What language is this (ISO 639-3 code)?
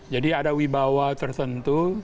ind